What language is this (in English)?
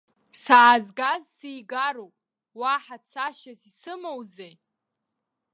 Abkhazian